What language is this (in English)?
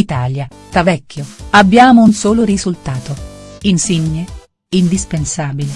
Italian